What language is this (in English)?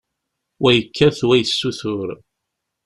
Kabyle